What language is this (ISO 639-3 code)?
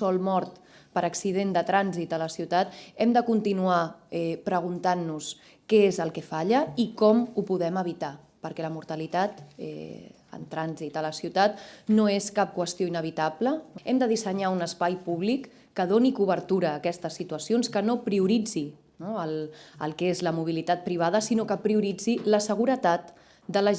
spa